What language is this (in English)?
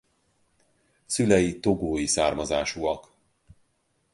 Hungarian